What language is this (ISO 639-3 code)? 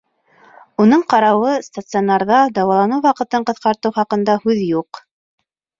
bak